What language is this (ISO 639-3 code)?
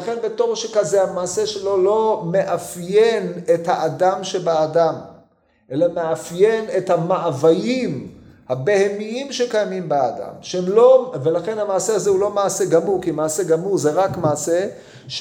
heb